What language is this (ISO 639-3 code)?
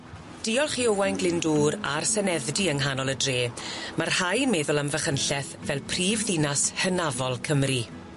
cym